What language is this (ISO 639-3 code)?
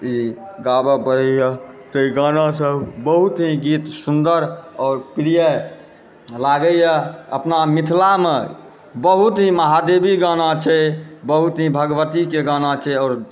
mai